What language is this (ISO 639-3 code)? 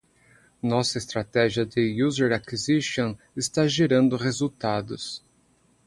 por